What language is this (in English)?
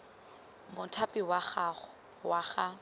Tswana